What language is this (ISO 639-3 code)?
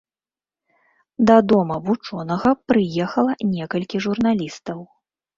bel